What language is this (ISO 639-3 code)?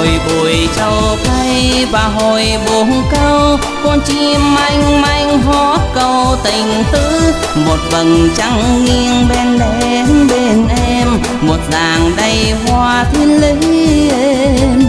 vie